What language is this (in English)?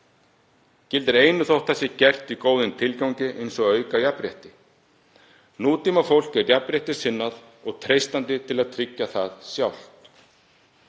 Icelandic